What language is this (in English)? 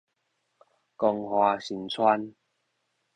Min Nan Chinese